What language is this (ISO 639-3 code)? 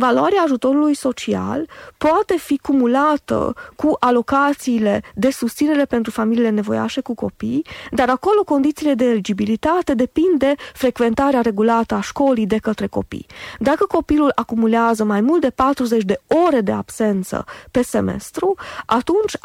ron